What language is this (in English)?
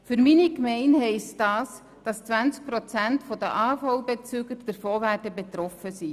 Swiss German